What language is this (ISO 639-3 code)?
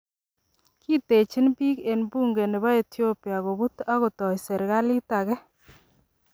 kln